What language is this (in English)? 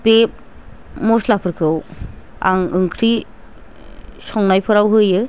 Bodo